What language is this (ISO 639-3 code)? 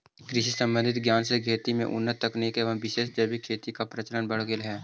mag